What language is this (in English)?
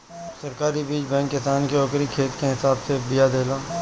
Bhojpuri